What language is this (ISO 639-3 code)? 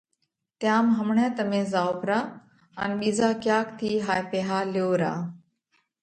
kvx